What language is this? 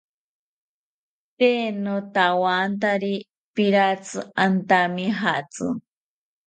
South Ucayali Ashéninka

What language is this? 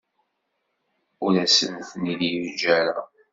Kabyle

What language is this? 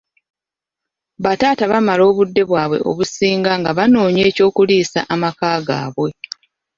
Ganda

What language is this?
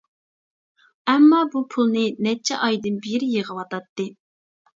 Uyghur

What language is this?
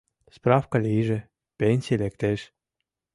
Mari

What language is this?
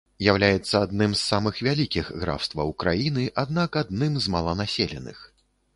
Belarusian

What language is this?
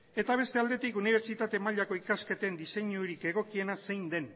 Basque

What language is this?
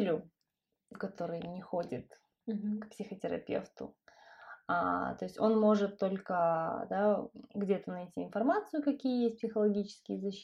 Russian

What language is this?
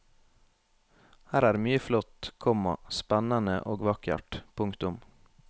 Norwegian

